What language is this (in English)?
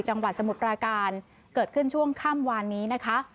Thai